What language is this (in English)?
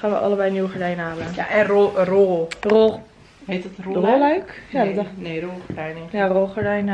Dutch